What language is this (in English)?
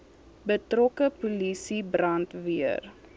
Afrikaans